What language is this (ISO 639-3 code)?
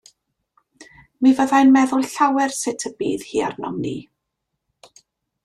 cym